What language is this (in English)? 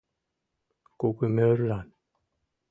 Mari